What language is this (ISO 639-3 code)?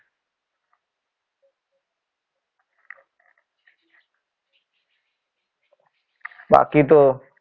guj